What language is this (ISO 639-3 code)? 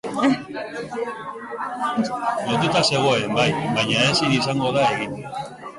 eus